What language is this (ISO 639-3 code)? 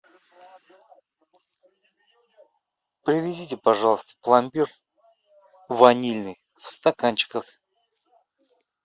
rus